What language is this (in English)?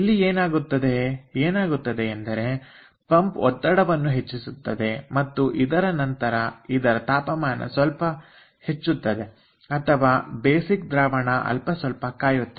Kannada